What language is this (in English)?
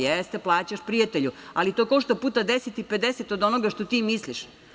Serbian